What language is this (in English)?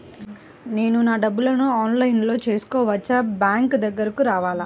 Telugu